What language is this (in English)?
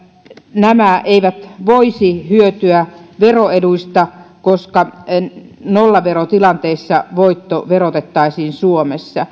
Finnish